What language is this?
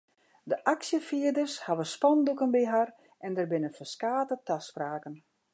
Western Frisian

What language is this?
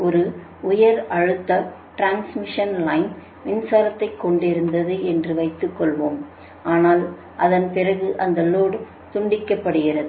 Tamil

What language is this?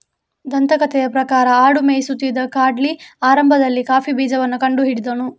Kannada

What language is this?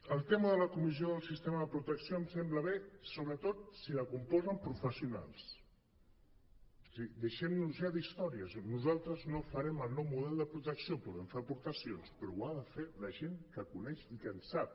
Catalan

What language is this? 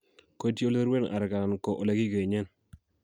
Kalenjin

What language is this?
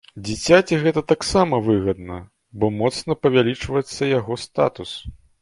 Belarusian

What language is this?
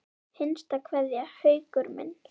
Icelandic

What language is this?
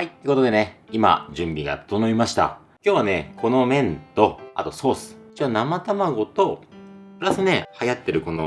Japanese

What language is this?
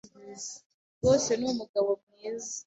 Kinyarwanda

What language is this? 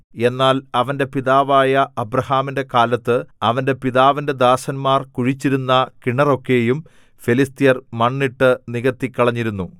Malayalam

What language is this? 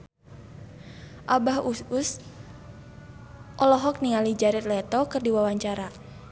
Sundanese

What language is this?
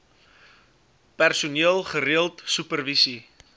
Afrikaans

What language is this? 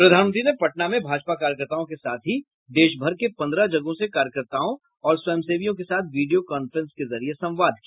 Hindi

